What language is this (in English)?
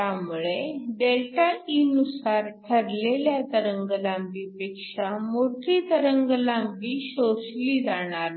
Marathi